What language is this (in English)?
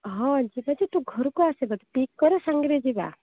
Odia